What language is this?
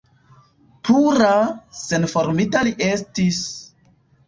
Esperanto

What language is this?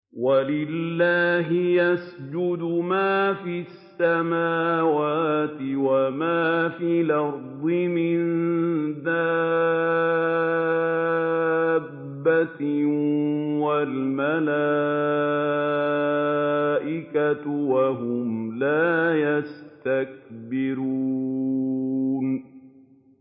Arabic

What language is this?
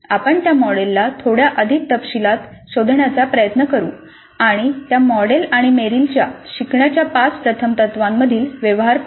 Marathi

